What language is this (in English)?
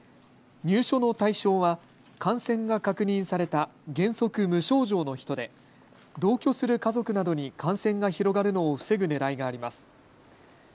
Japanese